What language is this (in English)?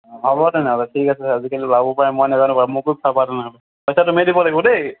Assamese